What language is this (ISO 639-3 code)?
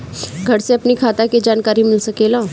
bho